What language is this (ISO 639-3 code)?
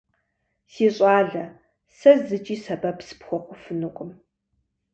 kbd